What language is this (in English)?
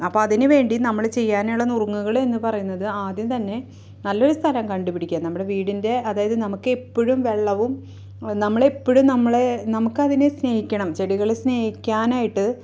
Malayalam